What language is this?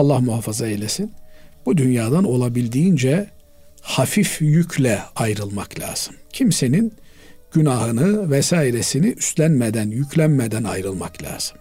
Turkish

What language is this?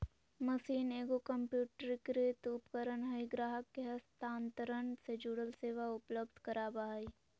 Magahi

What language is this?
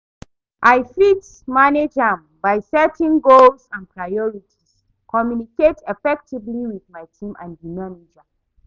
Nigerian Pidgin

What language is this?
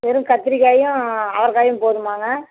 Tamil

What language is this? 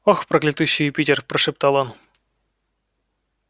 Russian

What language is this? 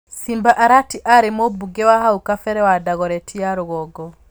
Kikuyu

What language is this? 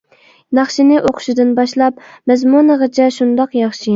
Uyghur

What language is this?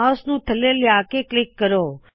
Punjabi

